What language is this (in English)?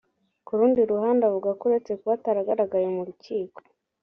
Kinyarwanda